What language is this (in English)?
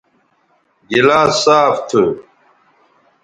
Bateri